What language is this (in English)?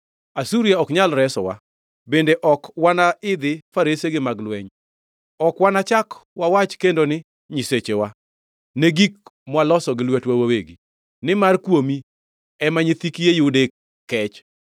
Luo (Kenya and Tanzania)